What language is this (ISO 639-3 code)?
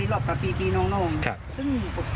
tha